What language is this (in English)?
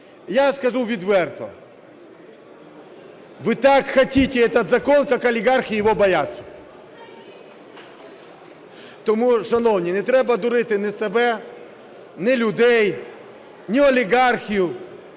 Ukrainian